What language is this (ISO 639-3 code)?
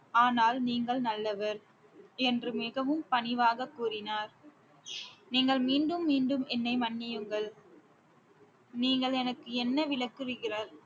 tam